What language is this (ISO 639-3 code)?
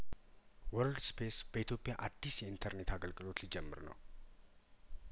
amh